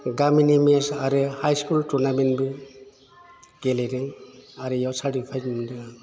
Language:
Bodo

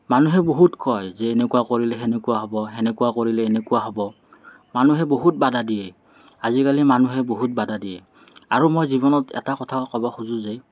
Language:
Assamese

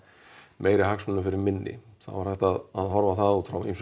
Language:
Icelandic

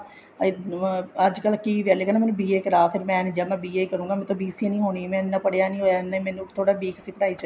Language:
Punjabi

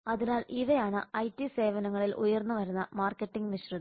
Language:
Malayalam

